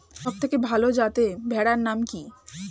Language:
Bangla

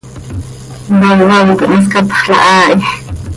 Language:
Seri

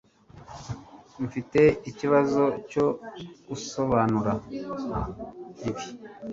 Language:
Kinyarwanda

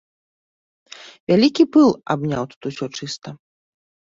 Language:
Belarusian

